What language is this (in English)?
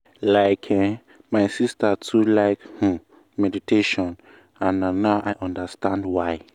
Nigerian Pidgin